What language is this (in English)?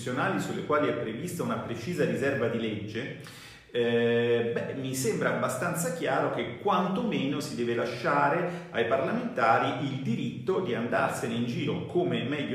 Italian